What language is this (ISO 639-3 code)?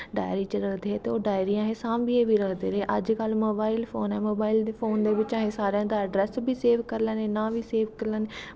doi